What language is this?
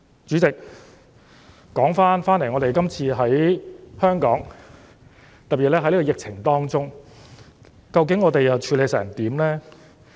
Cantonese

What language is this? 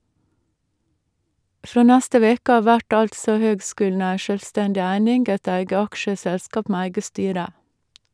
Norwegian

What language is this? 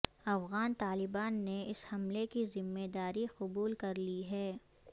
Urdu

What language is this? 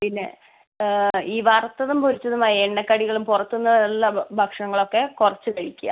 Malayalam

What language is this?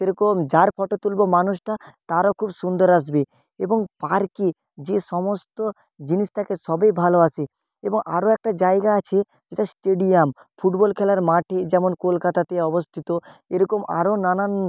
Bangla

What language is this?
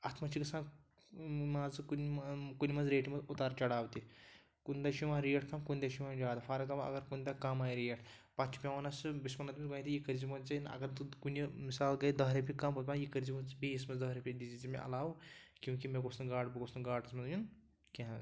Kashmiri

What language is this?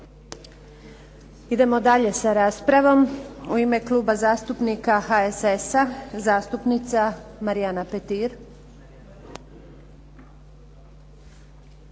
Croatian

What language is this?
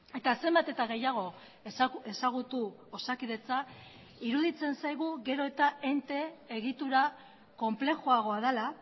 Basque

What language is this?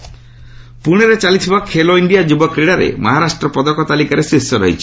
Odia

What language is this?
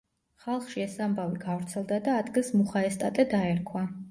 Georgian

